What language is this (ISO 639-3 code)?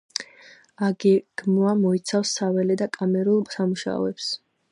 kat